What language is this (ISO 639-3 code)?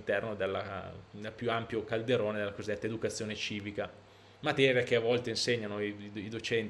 ita